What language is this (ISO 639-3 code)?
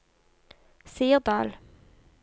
nor